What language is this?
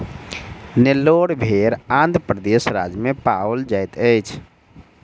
Maithili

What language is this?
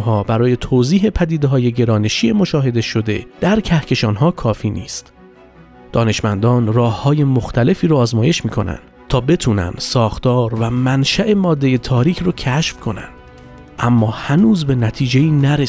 Persian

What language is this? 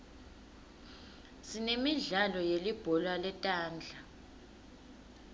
Swati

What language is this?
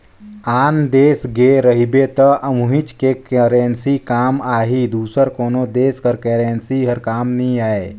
Chhattisgarhi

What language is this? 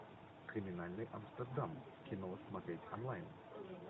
Russian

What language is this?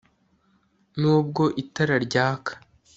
Kinyarwanda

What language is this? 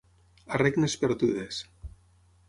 Catalan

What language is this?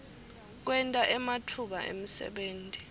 Swati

